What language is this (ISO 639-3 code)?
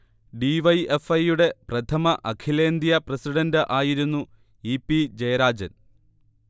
mal